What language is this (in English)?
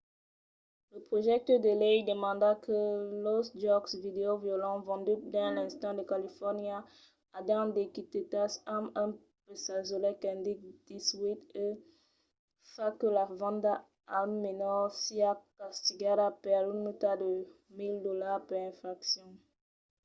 Occitan